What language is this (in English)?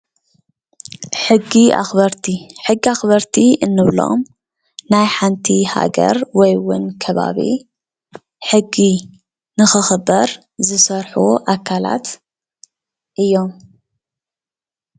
Tigrinya